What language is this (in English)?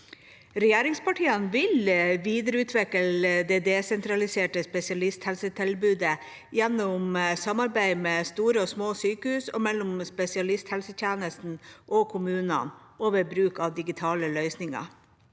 Norwegian